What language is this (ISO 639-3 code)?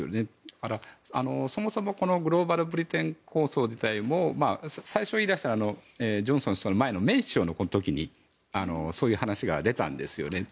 jpn